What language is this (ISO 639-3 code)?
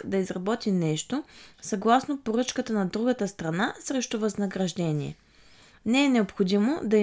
bul